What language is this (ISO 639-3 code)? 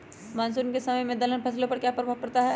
mag